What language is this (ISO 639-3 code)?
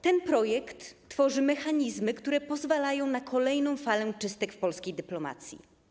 pol